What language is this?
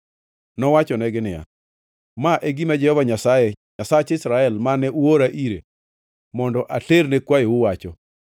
Luo (Kenya and Tanzania)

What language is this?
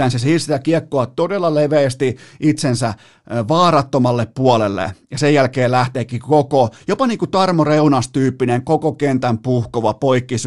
Finnish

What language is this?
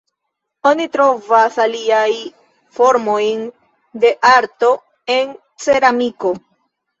Esperanto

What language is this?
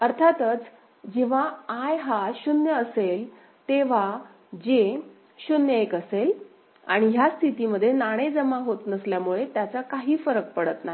Marathi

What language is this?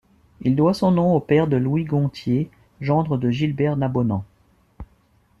French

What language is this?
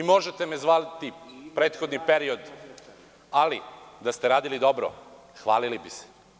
Serbian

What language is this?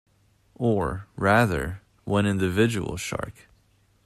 English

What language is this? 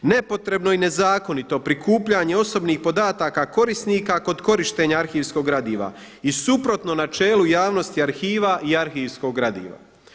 Croatian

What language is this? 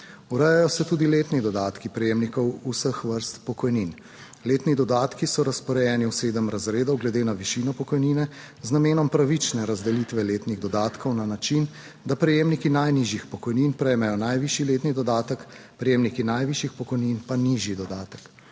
Slovenian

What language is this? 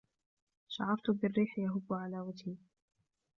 Arabic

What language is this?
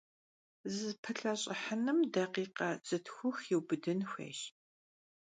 Kabardian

